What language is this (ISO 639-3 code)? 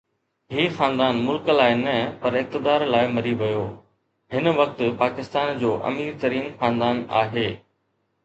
snd